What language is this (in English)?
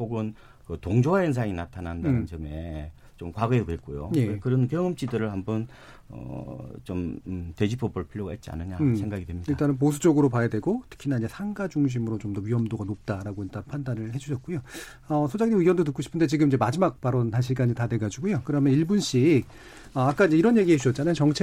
Korean